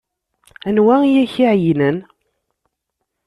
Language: Kabyle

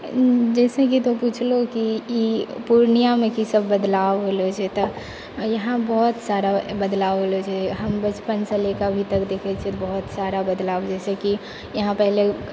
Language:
Maithili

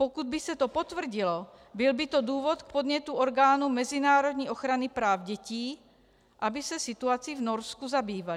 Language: Czech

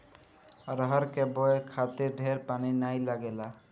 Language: Bhojpuri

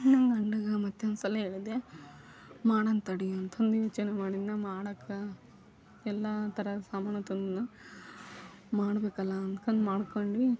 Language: Kannada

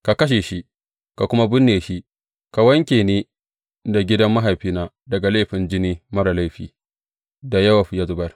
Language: Hausa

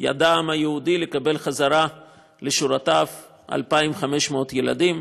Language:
Hebrew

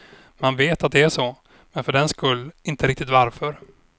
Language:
Swedish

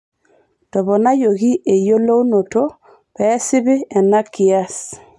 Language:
Masai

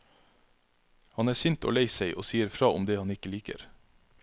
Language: Norwegian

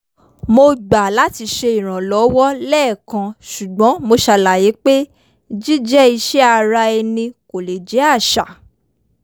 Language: Yoruba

